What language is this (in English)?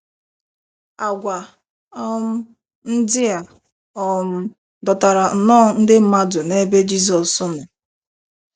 Igbo